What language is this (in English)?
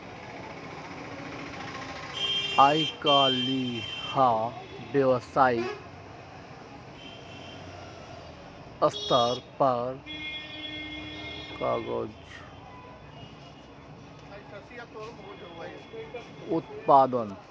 Maithili